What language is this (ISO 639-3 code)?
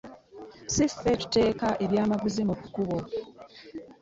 lug